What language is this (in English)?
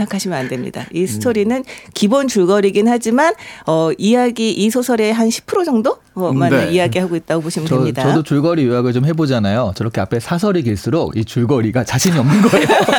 Korean